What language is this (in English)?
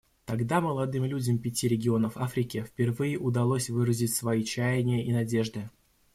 Russian